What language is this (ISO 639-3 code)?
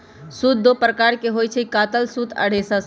mag